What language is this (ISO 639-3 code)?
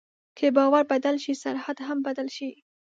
pus